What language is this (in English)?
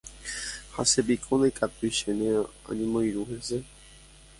Guarani